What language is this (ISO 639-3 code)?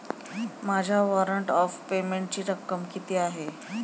mar